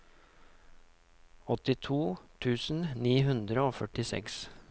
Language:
Norwegian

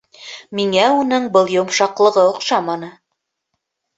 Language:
Bashkir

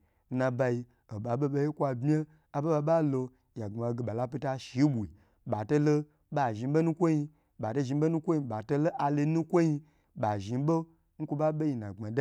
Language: Gbagyi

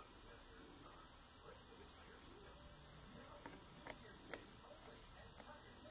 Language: English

